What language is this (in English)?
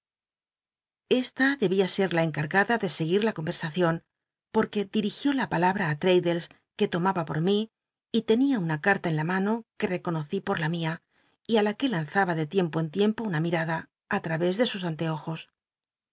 Spanish